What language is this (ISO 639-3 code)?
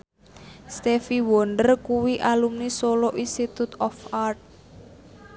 jav